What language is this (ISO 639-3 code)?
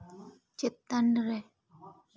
sat